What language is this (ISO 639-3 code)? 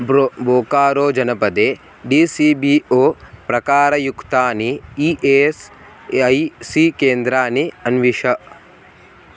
san